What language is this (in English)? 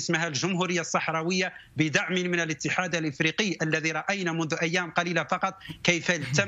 Arabic